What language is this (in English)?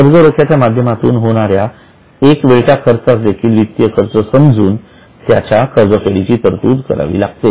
Marathi